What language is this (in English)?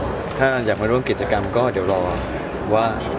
Thai